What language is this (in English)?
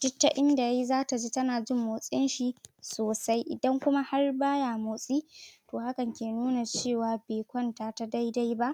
Hausa